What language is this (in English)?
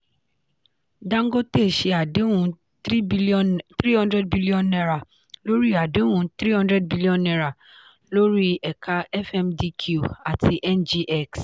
Yoruba